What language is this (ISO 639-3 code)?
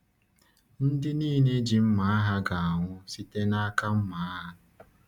ibo